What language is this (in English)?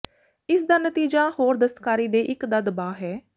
Punjabi